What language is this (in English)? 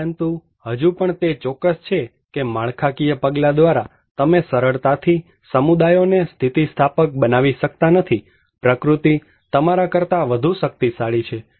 Gujarati